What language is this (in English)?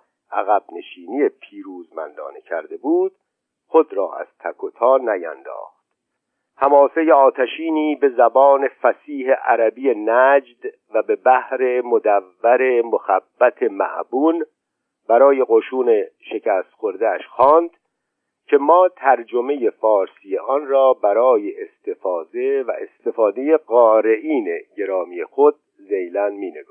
Persian